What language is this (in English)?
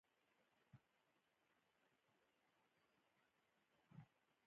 Pashto